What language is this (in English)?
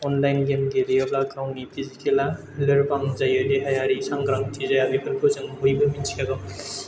Bodo